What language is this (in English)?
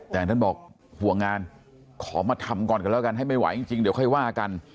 Thai